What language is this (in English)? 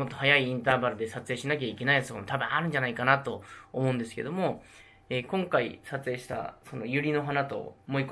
Japanese